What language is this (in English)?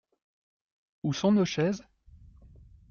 French